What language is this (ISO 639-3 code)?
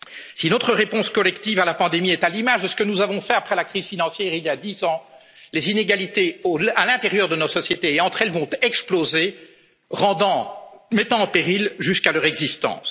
fra